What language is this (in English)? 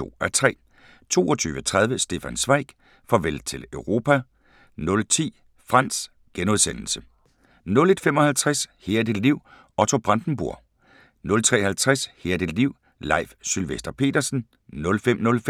Danish